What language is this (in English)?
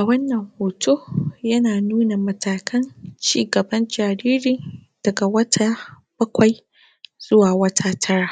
Hausa